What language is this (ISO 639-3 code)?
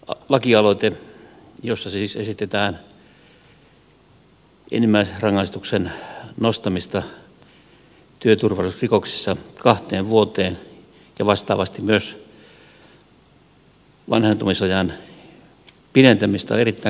fin